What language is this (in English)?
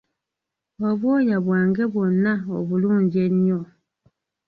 Ganda